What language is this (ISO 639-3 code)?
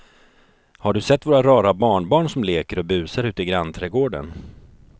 swe